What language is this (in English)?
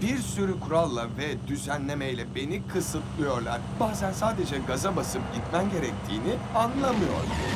Turkish